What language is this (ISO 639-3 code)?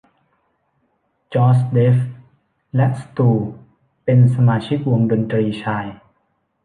tha